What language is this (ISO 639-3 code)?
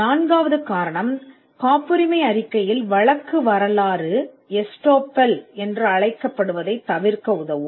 tam